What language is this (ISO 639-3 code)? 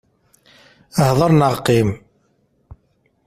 kab